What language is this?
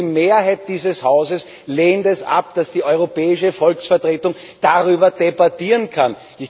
German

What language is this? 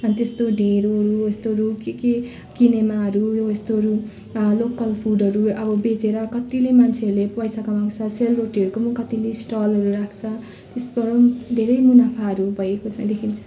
Nepali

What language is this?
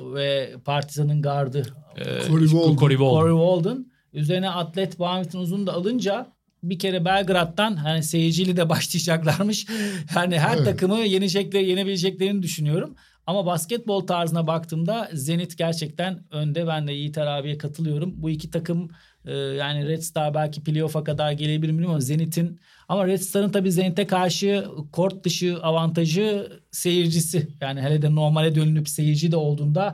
Turkish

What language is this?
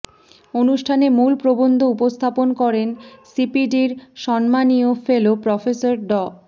Bangla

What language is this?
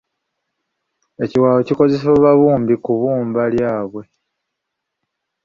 Ganda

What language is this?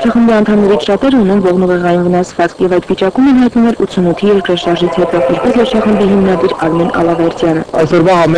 Romanian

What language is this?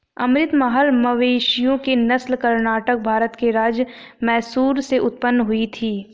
Hindi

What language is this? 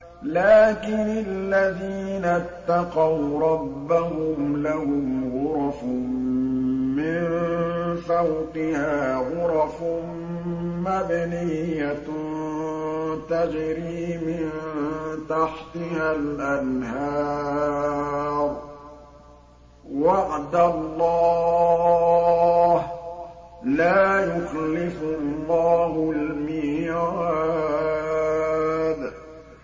Arabic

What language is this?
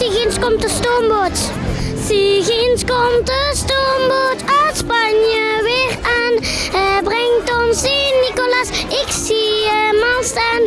Dutch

